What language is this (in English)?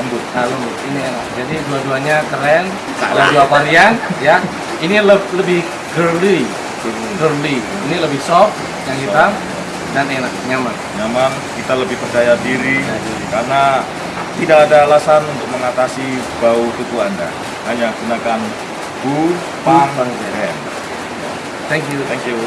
Indonesian